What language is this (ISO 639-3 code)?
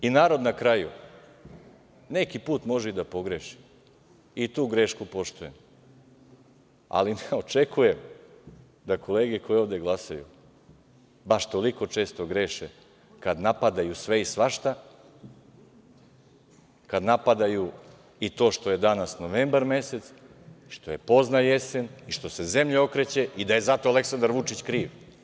srp